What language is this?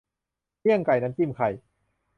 Thai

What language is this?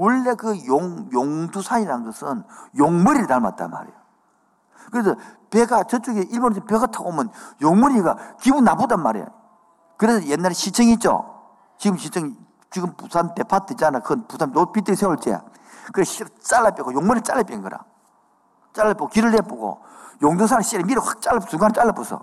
Korean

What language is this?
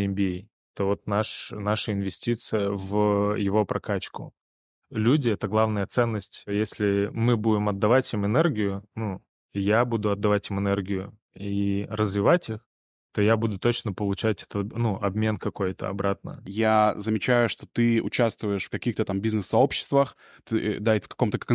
Russian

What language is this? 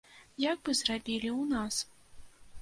Belarusian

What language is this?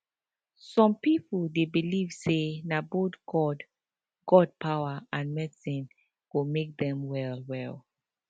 Nigerian Pidgin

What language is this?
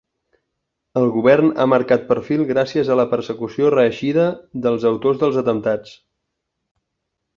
Catalan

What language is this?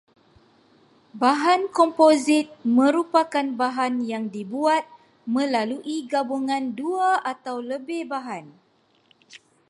Malay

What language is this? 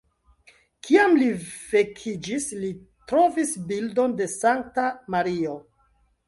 Esperanto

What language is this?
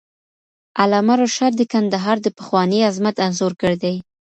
Pashto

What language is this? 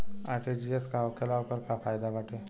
Bhojpuri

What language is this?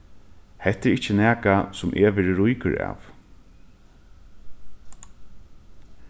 Faroese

